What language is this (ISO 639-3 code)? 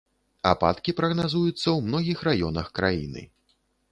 bel